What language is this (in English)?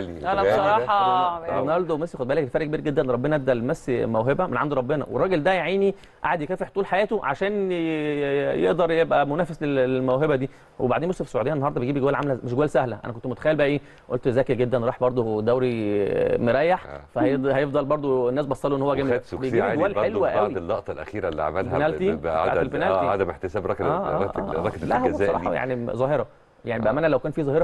Arabic